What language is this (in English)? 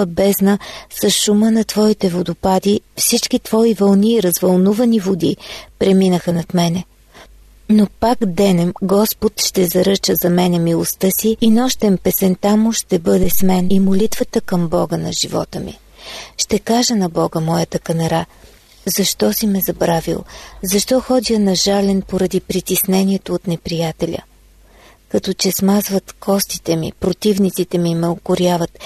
Bulgarian